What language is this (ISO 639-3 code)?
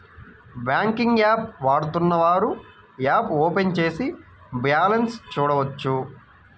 tel